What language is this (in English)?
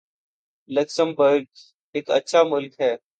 Urdu